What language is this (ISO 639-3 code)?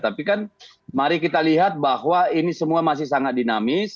ind